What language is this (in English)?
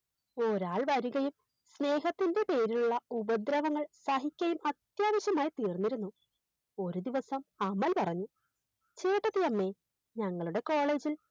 Malayalam